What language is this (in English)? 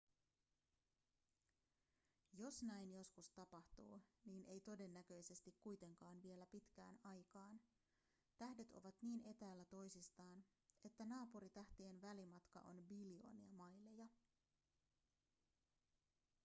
Finnish